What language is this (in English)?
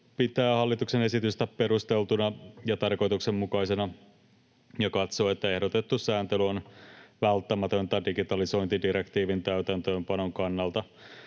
Finnish